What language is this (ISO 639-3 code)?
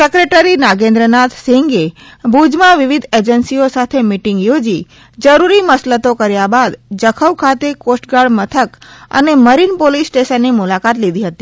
guj